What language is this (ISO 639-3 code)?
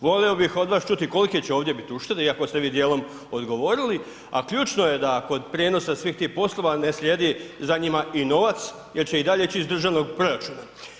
hrv